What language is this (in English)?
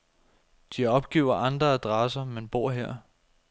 Danish